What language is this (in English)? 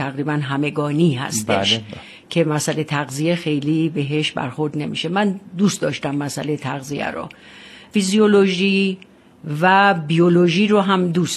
Persian